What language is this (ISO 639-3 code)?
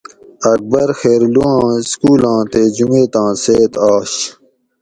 gwc